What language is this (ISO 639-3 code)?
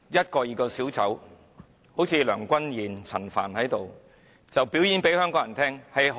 yue